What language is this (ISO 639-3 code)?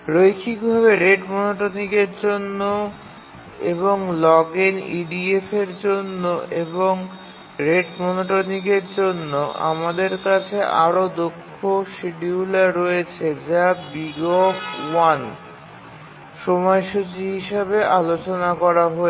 ben